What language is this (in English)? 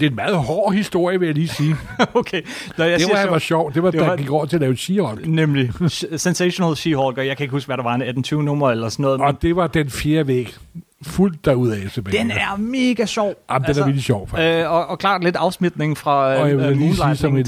Danish